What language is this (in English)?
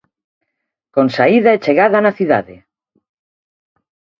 Galician